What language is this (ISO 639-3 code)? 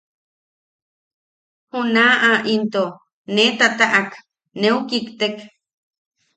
yaq